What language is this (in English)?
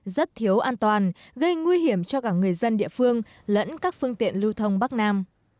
Vietnamese